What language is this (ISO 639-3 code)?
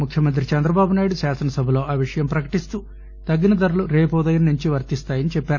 tel